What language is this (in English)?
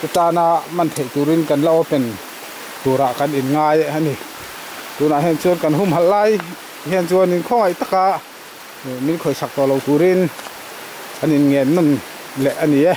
Thai